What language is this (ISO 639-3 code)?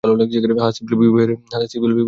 ben